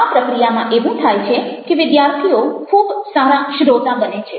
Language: Gujarati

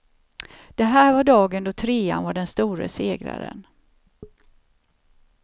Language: Swedish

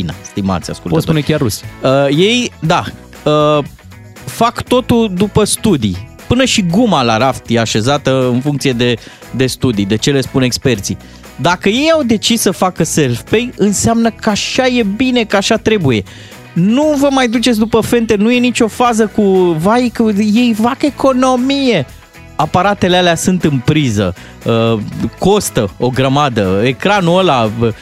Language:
Romanian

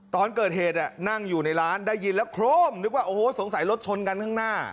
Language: Thai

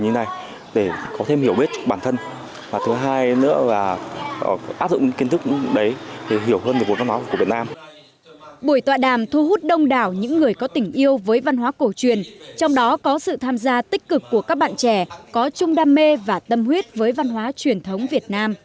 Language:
Vietnamese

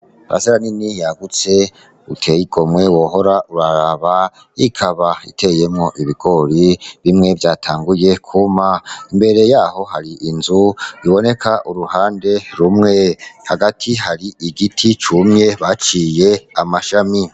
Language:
Rundi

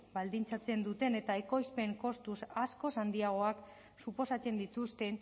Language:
Basque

